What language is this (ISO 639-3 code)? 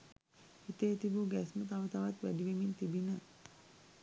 sin